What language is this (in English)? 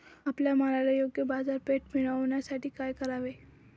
Marathi